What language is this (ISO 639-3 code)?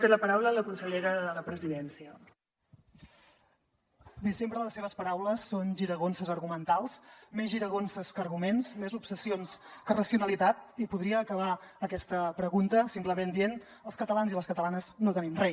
cat